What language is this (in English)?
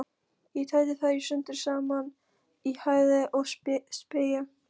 Icelandic